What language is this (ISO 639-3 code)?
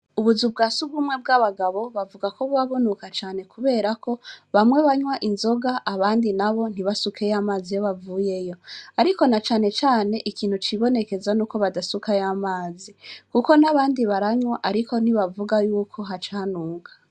run